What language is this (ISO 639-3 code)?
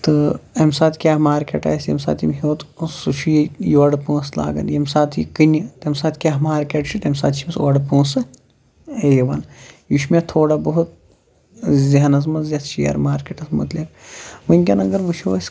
kas